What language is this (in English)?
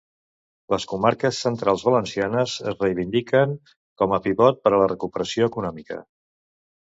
Catalan